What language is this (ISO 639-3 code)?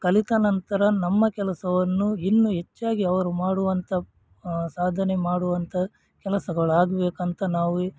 kan